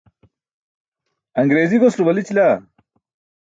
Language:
Burushaski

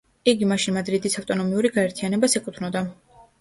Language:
Georgian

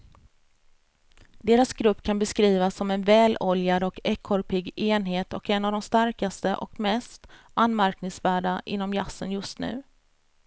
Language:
Swedish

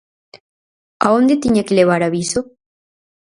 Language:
Galician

